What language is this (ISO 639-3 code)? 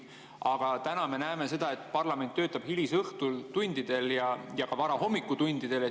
est